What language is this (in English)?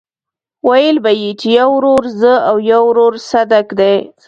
Pashto